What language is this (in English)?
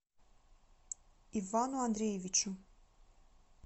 Russian